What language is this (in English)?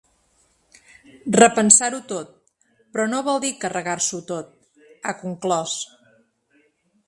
Catalan